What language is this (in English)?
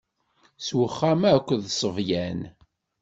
Kabyle